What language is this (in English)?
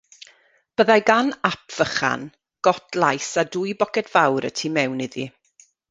Welsh